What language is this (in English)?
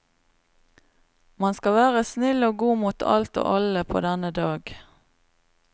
Norwegian